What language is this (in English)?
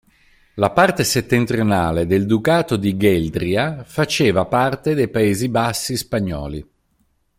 Italian